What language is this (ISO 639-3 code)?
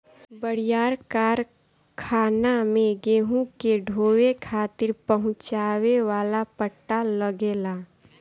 bho